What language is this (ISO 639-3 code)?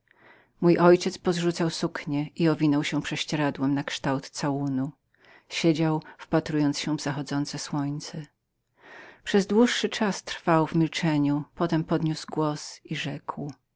pol